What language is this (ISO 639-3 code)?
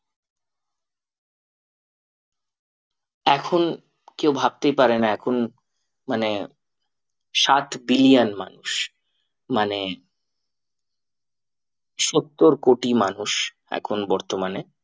ben